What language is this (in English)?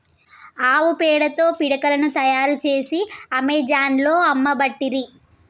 Telugu